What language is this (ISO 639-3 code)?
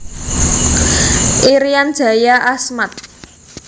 jav